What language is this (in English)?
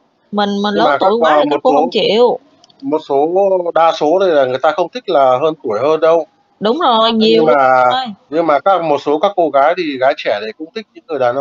Vietnamese